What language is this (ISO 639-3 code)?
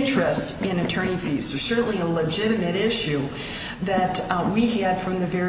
eng